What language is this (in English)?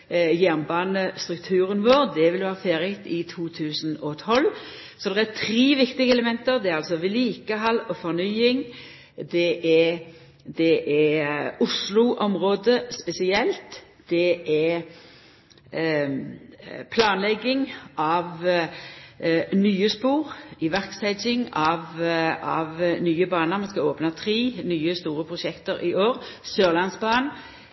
Norwegian Nynorsk